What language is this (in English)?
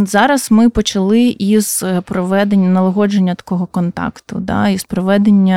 Ukrainian